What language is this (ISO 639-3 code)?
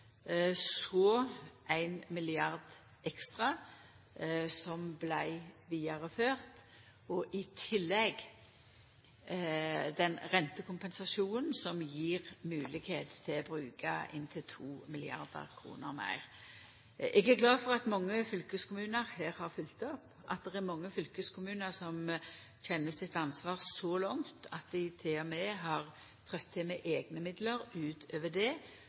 nno